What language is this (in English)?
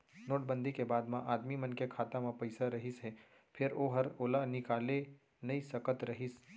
Chhattisgarhi